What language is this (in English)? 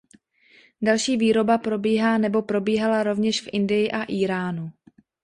Czech